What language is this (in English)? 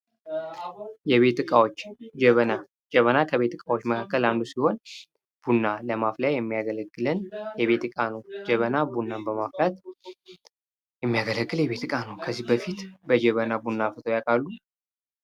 Amharic